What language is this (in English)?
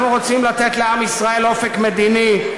Hebrew